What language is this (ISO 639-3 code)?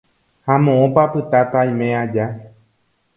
grn